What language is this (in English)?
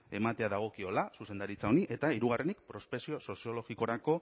Basque